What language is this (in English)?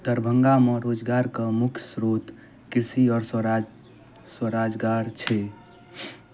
Maithili